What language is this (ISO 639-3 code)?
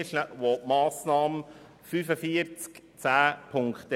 gsw